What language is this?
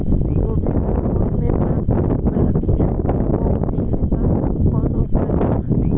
Bhojpuri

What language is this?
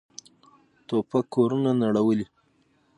Pashto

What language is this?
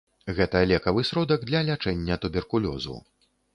Belarusian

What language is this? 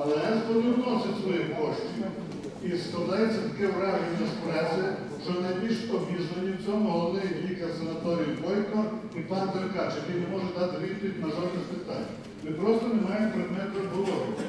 Ukrainian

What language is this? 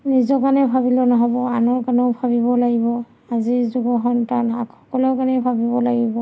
Assamese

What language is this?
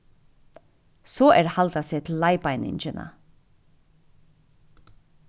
Faroese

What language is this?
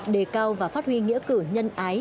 Vietnamese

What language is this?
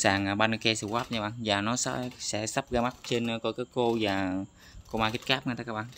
Vietnamese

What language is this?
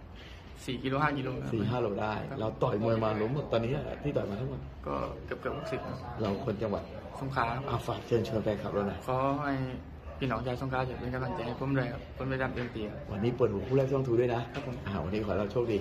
Thai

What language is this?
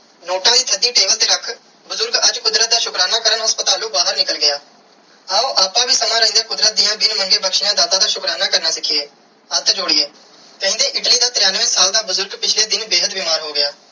Punjabi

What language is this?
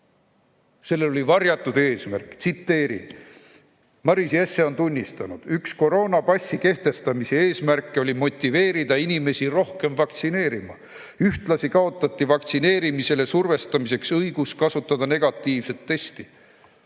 Estonian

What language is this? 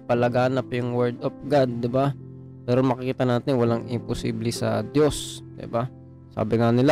Filipino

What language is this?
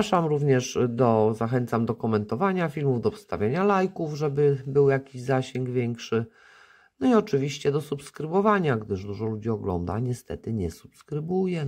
Polish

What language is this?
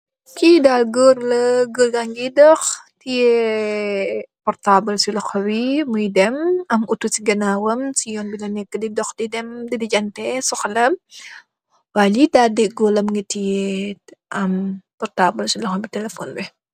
Wolof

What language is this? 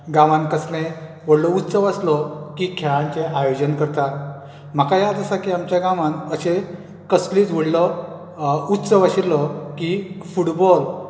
Konkani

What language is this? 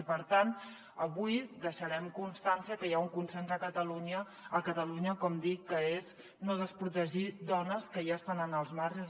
Catalan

